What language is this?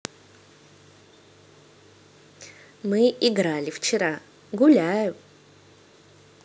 Russian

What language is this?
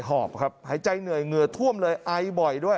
Thai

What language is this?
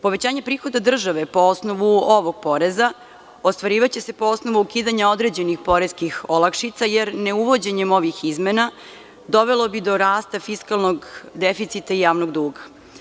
Serbian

